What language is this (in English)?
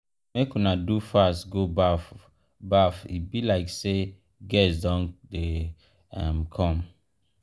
Nigerian Pidgin